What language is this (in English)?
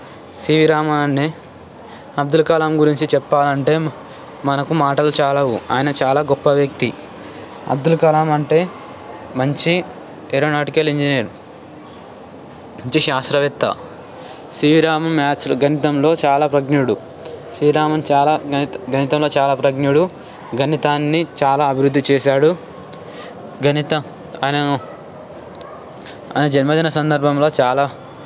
Telugu